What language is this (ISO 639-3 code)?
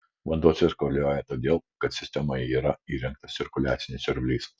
lit